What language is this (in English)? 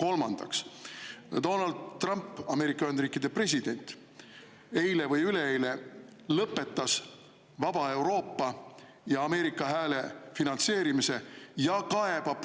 Estonian